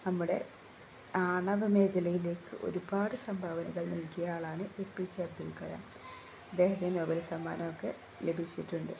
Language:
Malayalam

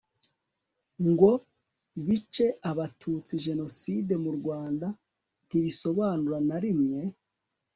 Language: Kinyarwanda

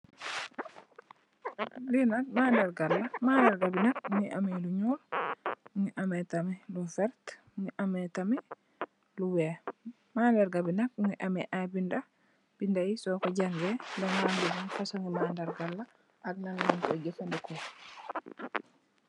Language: Wolof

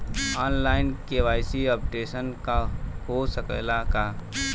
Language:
Bhojpuri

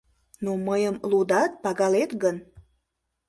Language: Mari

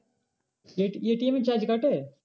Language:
Bangla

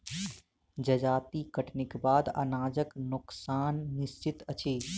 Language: Maithili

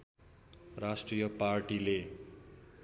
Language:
Nepali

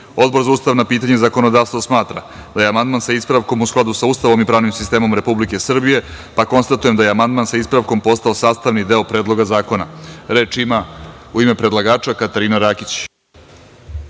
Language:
Serbian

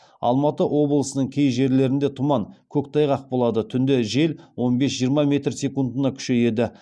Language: Kazakh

